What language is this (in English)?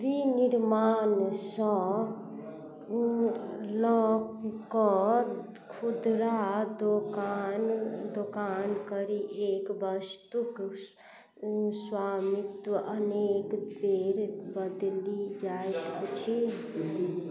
Maithili